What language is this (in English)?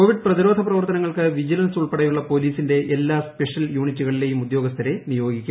Malayalam